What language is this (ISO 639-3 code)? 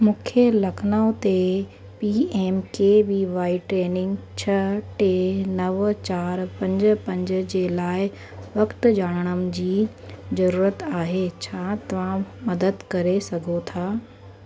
snd